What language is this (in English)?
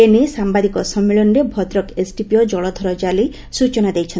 Odia